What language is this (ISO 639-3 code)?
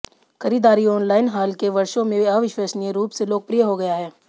hin